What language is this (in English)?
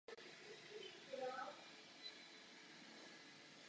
Czech